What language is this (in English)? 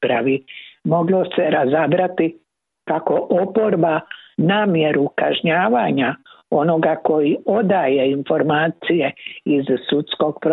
Croatian